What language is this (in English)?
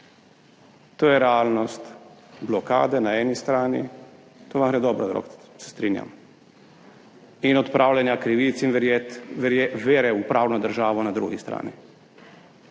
Slovenian